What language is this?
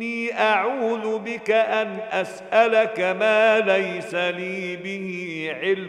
Arabic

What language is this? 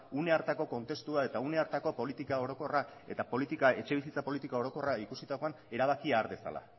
Basque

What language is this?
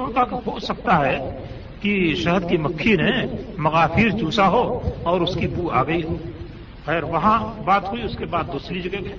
Urdu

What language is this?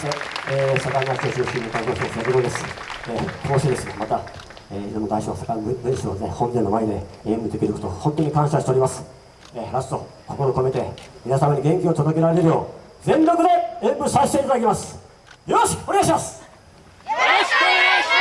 Japanese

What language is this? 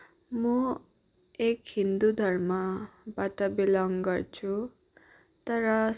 Nepali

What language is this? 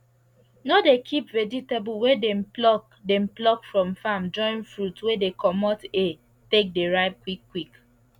Nigerian Pidgin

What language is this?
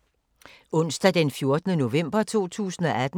Danish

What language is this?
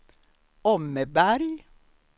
Swedish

